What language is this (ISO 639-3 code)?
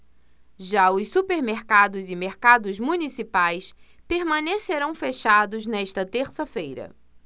por